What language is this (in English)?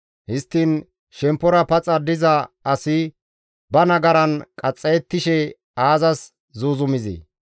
Gamo